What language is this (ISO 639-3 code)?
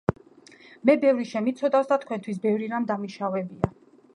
kat